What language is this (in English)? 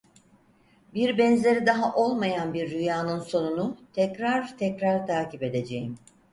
Turkish